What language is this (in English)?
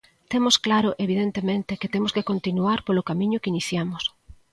Galician